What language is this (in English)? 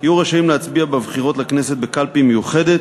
Hebrew